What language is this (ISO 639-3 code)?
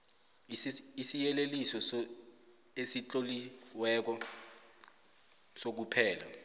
nbl